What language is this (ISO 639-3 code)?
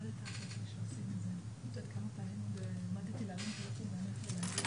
heb